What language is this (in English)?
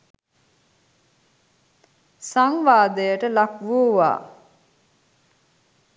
Sinhala